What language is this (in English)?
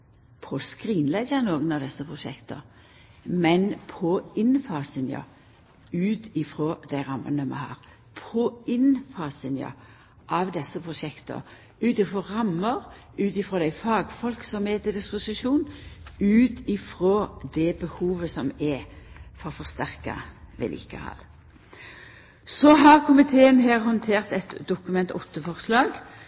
Norwegian Nynorsk